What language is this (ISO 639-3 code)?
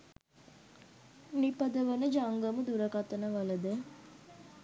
sin